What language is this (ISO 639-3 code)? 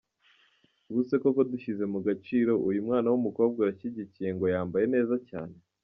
kin